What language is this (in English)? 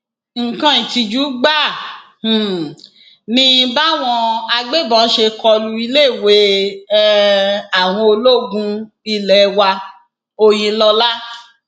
Yoruba